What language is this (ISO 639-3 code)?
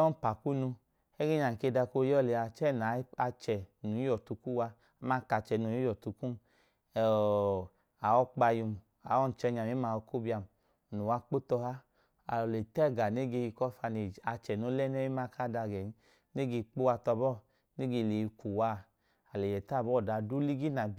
idu